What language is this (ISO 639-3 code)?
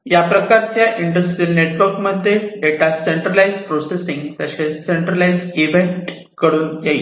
mar